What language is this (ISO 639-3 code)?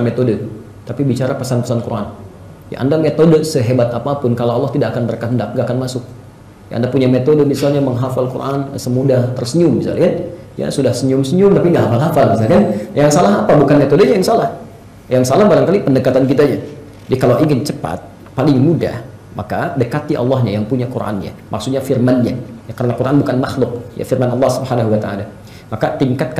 ind